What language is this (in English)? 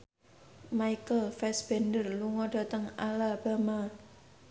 Javanese